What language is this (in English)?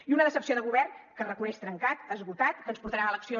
Catalan